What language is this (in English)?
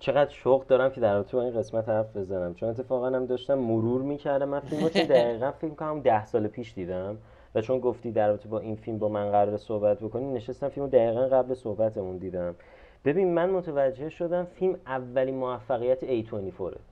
Persian